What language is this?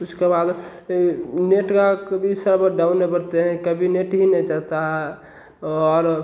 Hindi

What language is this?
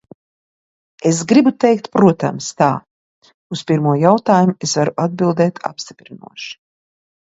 Latvian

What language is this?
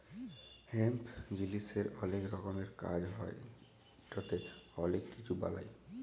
Bangla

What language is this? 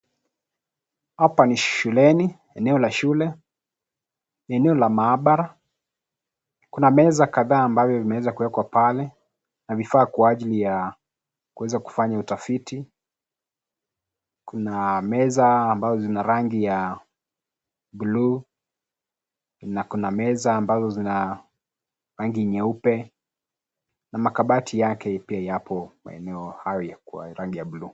Swahili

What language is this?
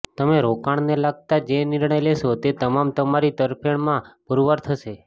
Gujarati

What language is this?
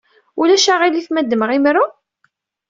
Kabyle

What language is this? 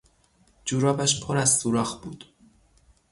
Persian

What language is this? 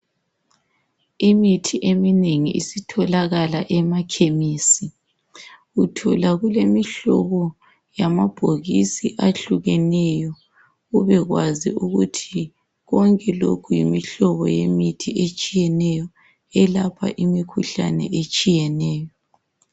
North Ndebele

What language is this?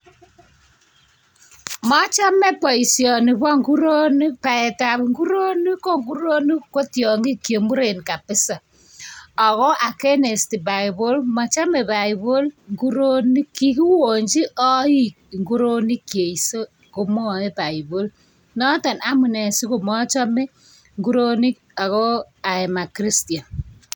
Kalenjin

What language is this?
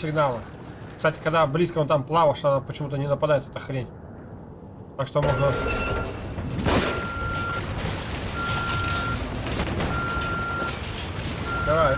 Russian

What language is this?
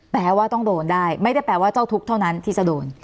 Thai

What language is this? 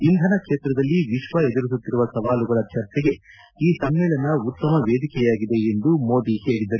Kannada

